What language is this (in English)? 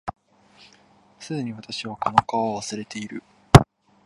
Japanese